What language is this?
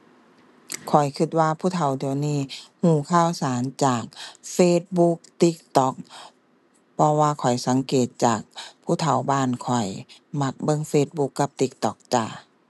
Thai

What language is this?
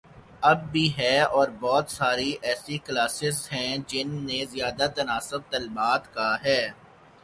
Urdu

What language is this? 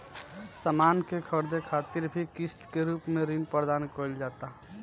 Bhojpuri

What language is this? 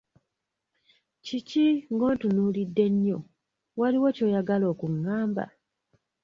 Ganda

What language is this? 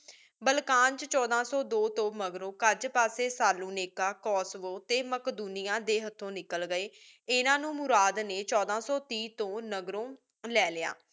Punjabi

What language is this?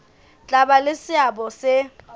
Southern Sotho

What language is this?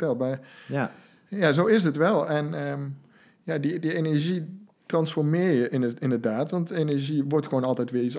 Dutch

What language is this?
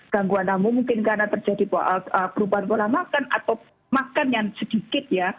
Indonesian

